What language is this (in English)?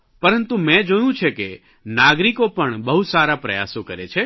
Gujarati